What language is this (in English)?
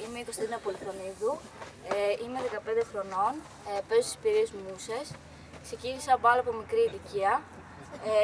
Greek